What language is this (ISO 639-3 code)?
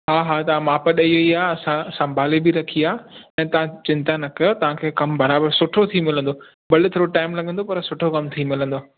snd